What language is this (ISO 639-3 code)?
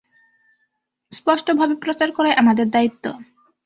ben